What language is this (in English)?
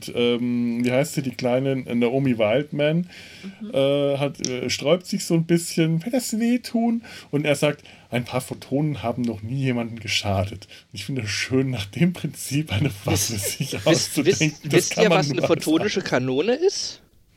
German